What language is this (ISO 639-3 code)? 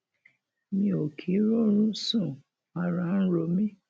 yor